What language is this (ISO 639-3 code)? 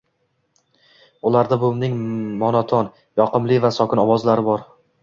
uzb